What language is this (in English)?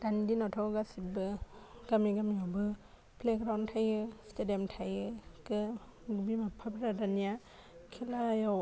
Bodo